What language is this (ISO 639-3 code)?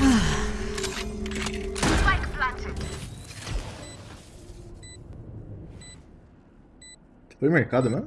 eng